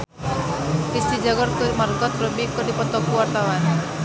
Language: Sundanese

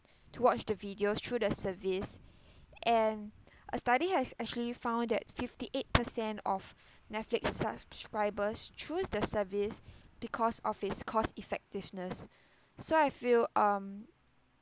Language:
English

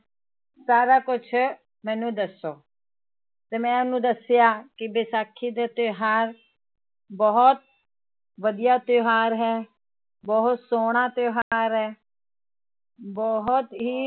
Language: Punjabi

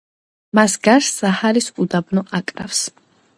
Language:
Georgian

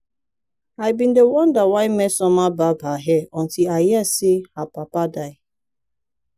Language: Nigerian Pidgin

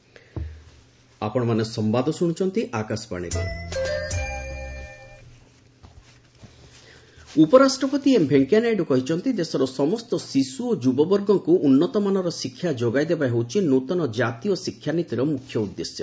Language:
Odia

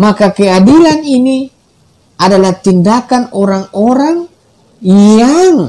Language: Indonesian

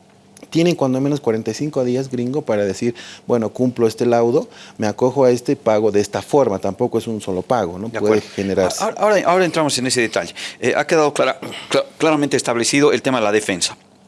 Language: Spanish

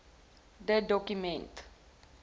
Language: Afrikaans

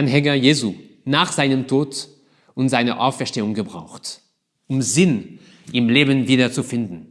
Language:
German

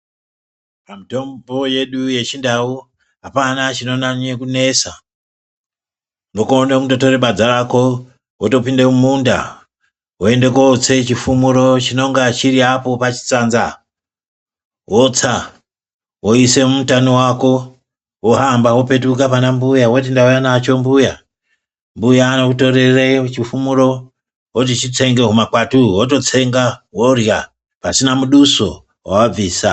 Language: Ndau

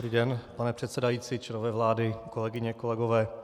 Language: Czech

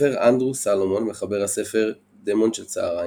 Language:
Hebrew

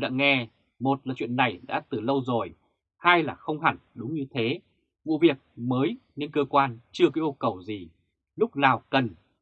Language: Vietnamese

